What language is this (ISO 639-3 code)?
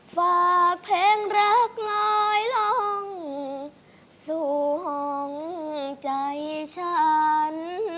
tha